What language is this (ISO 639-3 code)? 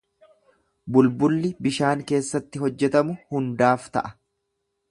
orm